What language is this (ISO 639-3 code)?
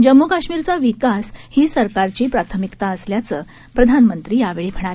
mar